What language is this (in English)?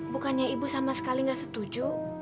Indonesian